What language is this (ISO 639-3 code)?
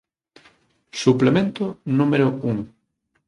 glg